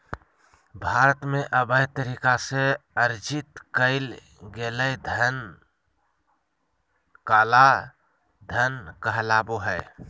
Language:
Magahi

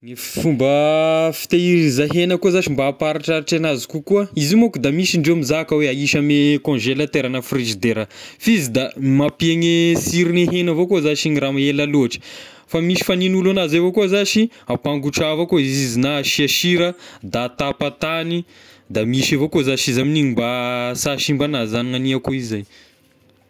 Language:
Tesaka Malagasy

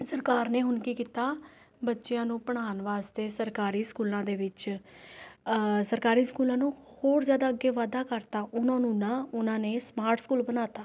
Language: Punjabi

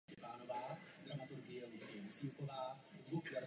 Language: Czech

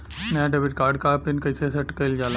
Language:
Bhojpuri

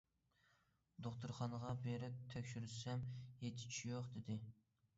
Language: Uyghur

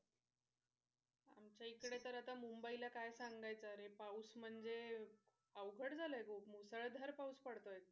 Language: Marathi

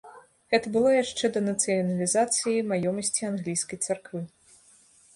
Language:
Belarusian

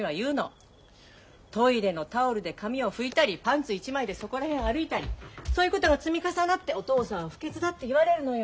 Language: Japanese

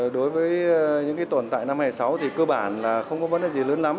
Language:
Vietnamese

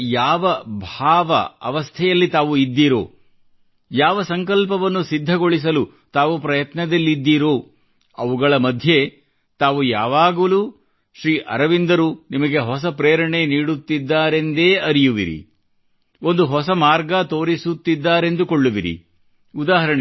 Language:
Kannada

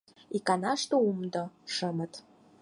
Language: Mari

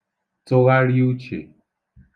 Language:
Igbo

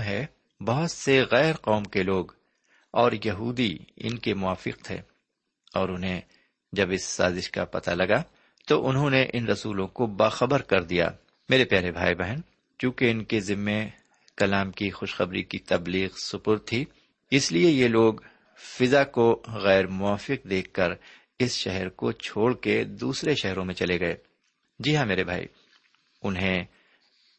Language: Urdu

